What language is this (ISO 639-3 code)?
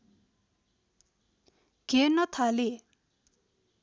nep